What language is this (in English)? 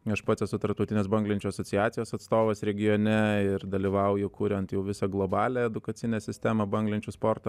Lithuanian